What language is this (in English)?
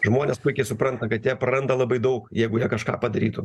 Lithuanian